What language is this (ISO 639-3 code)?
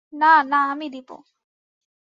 ben